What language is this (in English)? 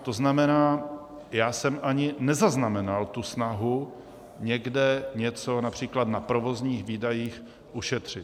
Czech